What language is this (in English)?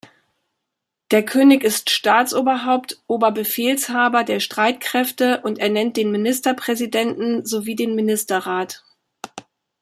German